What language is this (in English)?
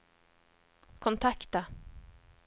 Swedish